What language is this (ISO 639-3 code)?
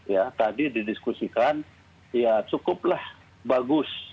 ind